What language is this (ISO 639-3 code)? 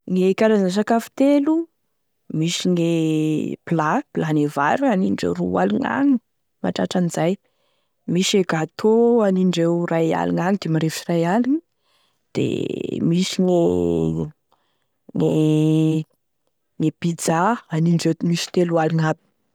tkg